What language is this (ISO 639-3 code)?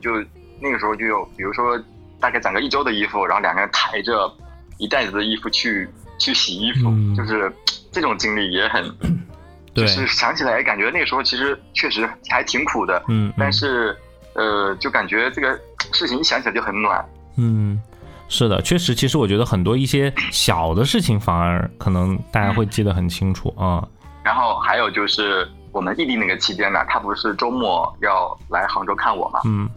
zho